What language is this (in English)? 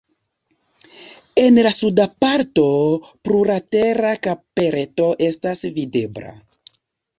Esperanto